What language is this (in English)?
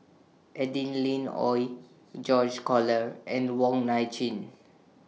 English